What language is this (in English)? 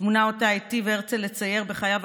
Hebrew